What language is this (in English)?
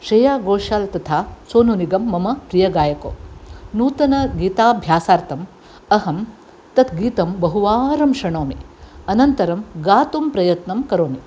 Sanskrit